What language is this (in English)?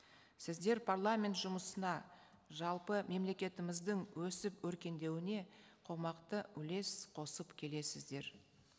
Kazakh